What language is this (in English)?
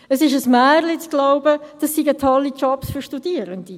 Swiss German